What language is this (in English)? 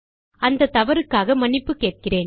Tamil